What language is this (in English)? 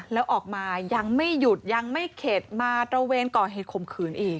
Thai